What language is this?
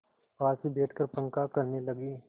Hindi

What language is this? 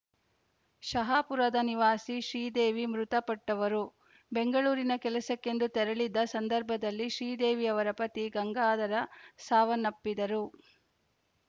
Kannada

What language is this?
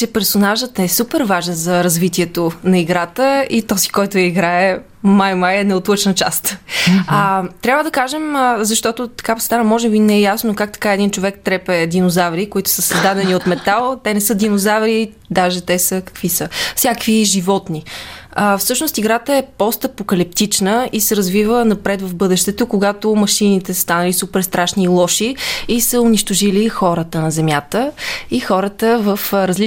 Bulgarian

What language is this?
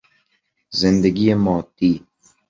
Persian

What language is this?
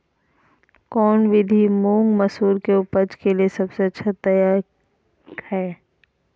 Magahi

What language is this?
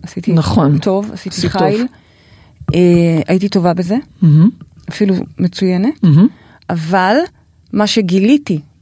Hebrew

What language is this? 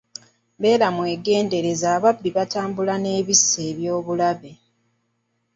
Ganda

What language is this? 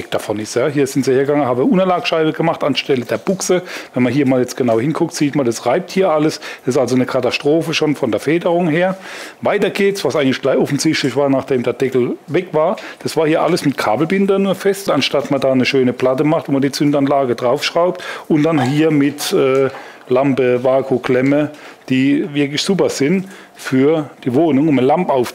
German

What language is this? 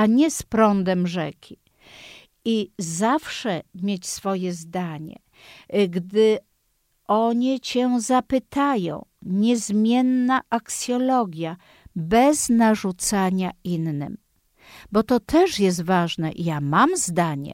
Polish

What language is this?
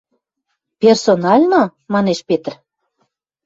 Western Mari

